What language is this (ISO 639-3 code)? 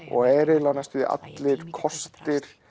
isl